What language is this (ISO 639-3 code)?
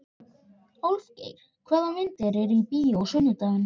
isl